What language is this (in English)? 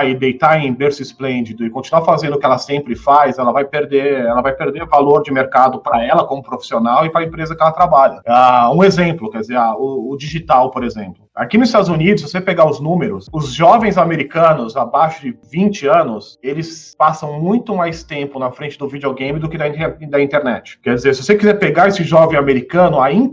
Portuguese